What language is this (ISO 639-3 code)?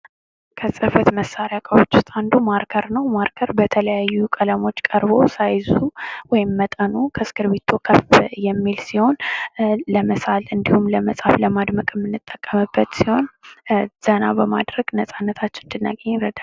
amh